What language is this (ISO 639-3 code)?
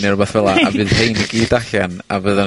cym